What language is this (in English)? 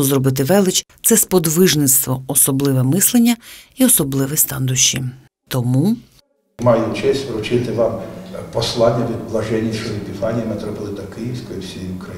Ukrainian